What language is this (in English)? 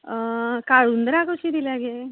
Konkani